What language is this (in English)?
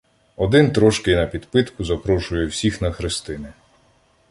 Ukrainian